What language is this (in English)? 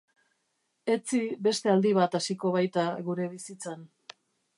Basque